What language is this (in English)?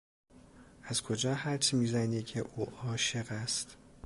Persian